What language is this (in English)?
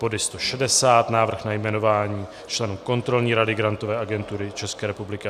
Czech